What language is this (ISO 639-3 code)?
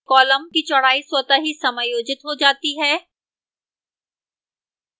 hin